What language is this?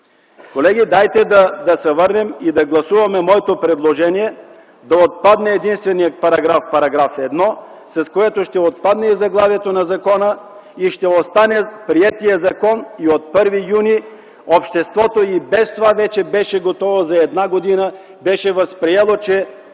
Bulgarian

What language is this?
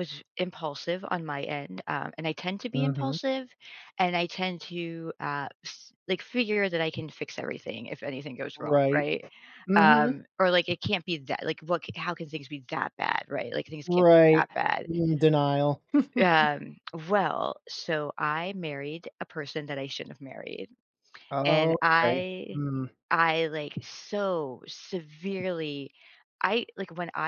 English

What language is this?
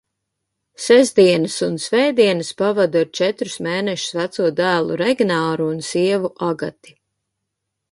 Latvian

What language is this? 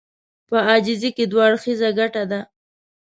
Pashto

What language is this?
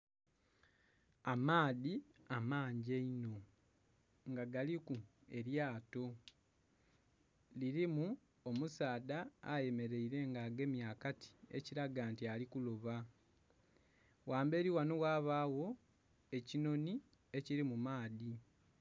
Soga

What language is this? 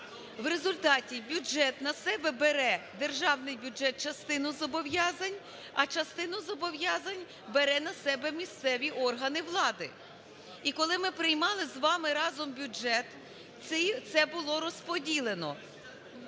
Ukrainian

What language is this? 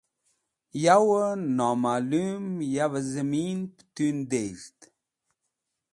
Wakhi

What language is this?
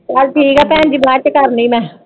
Punjabi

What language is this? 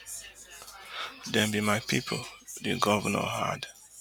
Nigerian Pidgin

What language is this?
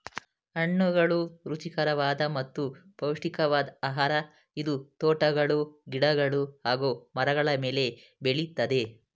Kannada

